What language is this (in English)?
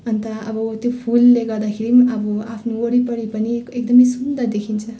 Nepali